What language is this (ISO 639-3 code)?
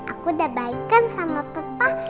ind